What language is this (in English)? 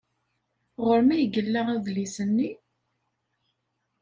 Kabyle